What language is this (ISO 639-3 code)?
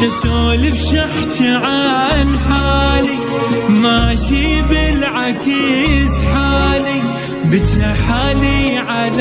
ara